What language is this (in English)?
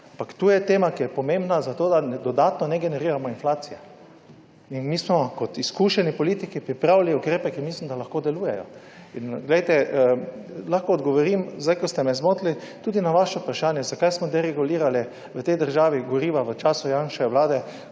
Slovenian